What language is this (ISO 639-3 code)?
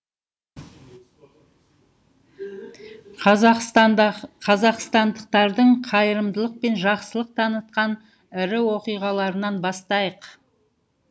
kaz